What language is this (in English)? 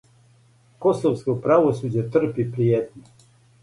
Serbian